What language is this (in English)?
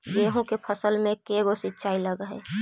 Magahi